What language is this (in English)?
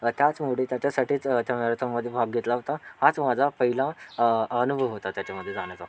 Marathi